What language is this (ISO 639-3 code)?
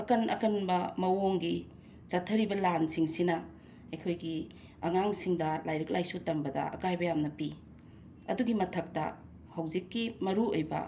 mni